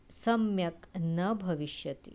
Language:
Sanskrit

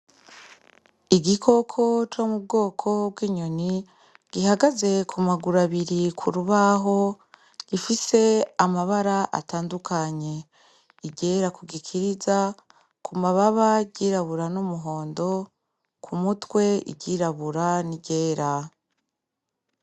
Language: Rundi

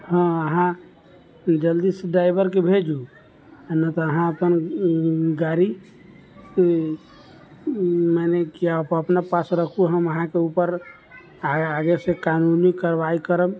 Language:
Maithili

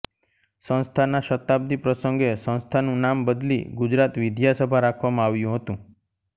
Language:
Gujarati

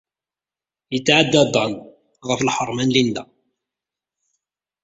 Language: Kabyle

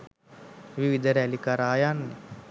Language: Sinhala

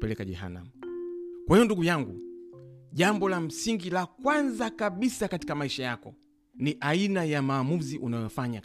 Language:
Swahili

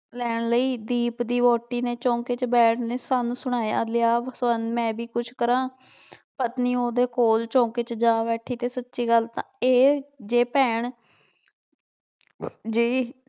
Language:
Punjabi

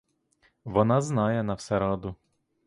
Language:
Ukrainian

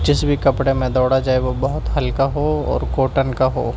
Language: Urdu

